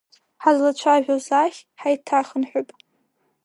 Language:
Abkhazian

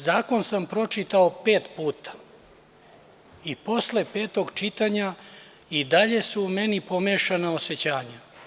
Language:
Serbian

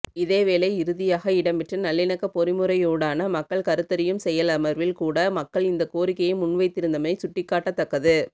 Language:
Tamil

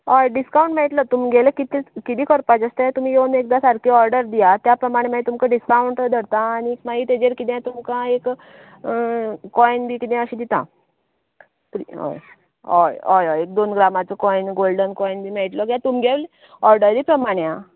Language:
Konkani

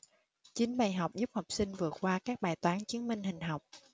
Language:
Vietnamese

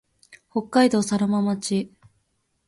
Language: Japanese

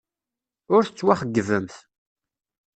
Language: Kabyle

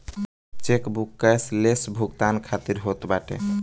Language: Bhojpuri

